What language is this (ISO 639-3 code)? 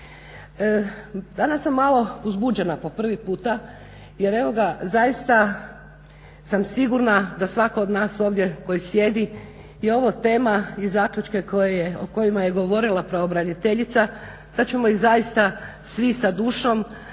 hrv